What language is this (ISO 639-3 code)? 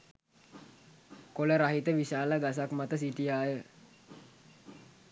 sin